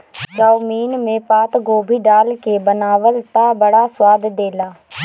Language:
Bhojpuri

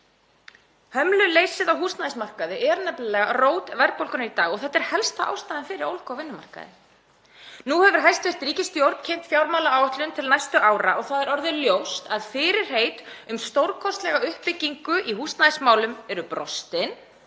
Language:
Icelandic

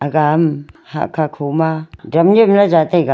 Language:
Wancho Naga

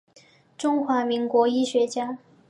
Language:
Chinese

